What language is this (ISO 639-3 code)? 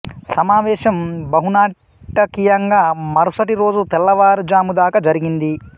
tel